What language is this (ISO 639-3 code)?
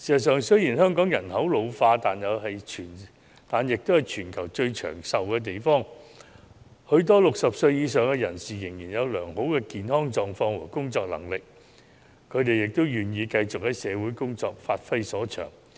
yue